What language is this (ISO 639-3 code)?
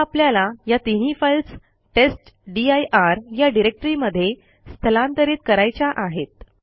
mar